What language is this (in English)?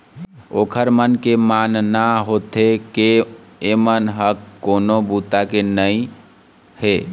Chhattisgarhi